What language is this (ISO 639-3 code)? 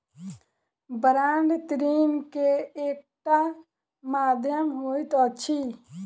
mai